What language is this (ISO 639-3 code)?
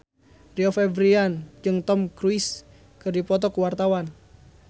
sun